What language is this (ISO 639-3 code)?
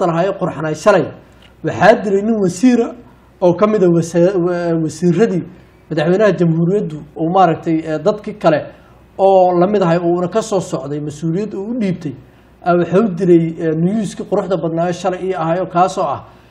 ara